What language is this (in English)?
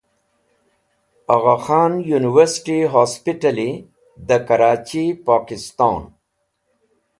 Wakhi